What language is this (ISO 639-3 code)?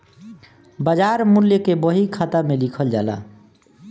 bho